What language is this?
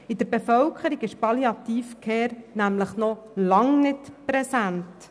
Swiss German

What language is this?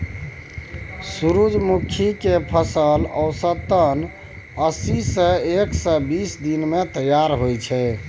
Maithili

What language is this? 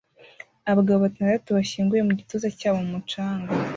Kinyarwanda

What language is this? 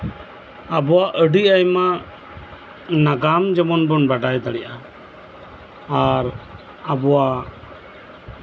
Santali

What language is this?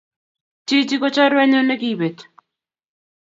Kalenjin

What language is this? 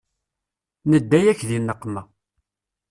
Kabyle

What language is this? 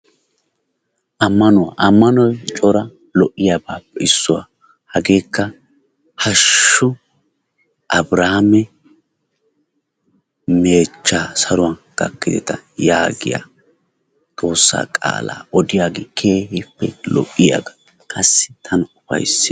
Wolaytta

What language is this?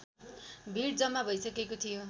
Nepali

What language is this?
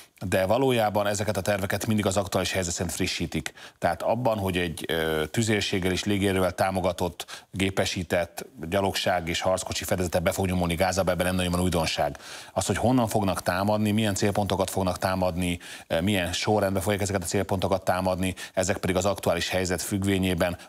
Hungarian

